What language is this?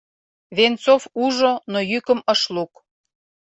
Mari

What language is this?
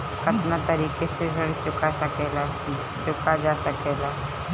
Bhojpuri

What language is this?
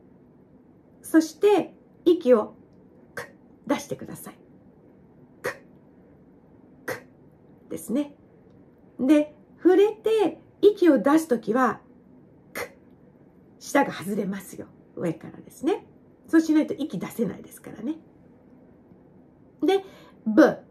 Japanese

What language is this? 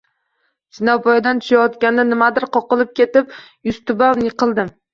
Uzbek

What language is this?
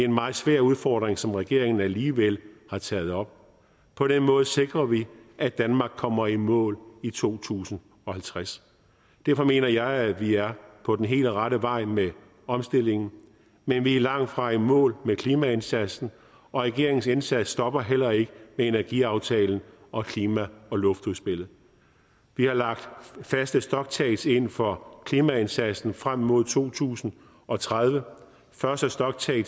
Danish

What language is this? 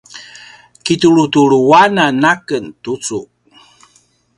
Paiwan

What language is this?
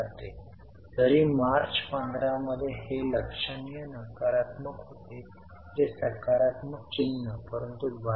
Marathi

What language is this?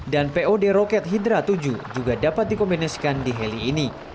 Indonesian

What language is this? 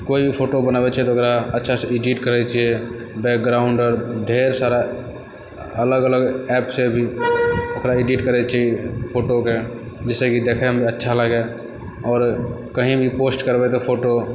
Maithili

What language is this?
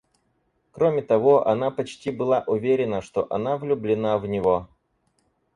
Russian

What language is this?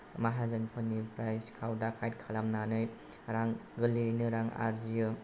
Bodo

